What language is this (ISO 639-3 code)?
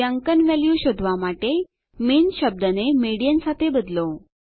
guj